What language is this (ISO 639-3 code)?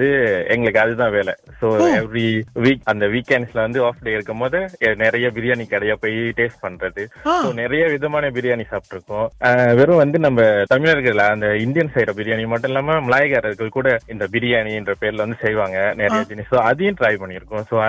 tam